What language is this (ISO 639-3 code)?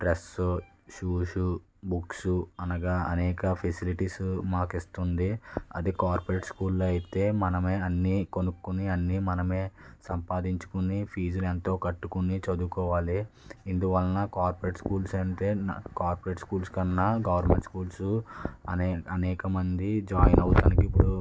tel